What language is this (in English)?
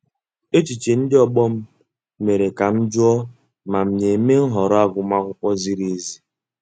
Igbo